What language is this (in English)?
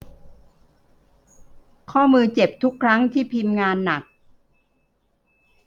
Thai